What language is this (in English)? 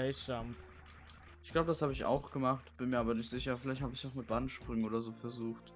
German